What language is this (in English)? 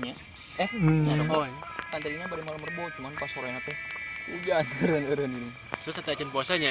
Indonesian